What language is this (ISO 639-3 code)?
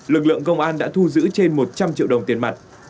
vie